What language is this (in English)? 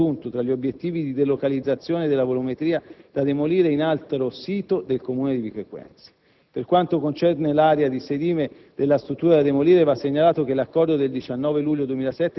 Italian